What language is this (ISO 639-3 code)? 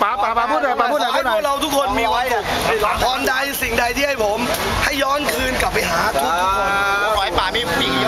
tha